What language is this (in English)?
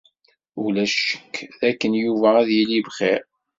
Kabyle